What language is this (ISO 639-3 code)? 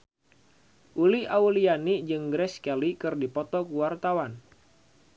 sun